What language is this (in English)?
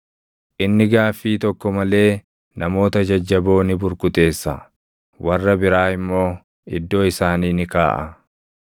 Oromo